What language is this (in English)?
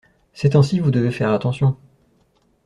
French